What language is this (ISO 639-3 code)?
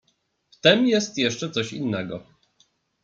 pol